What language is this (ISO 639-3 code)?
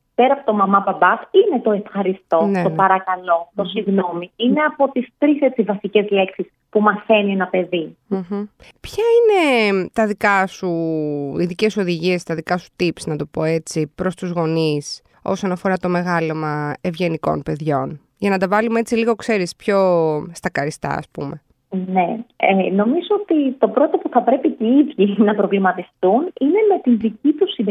ell